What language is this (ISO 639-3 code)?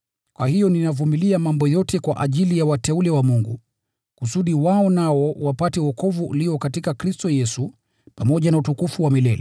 swa